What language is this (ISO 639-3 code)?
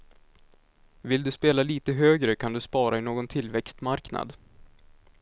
swe